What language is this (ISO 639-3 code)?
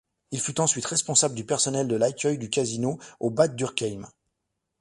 fra